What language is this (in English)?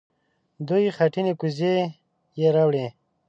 Pashto